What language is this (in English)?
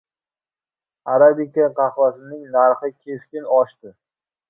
Uzbek